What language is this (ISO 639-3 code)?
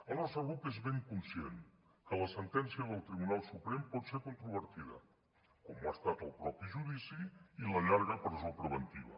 cat